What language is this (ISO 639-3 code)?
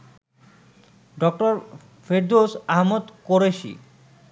ben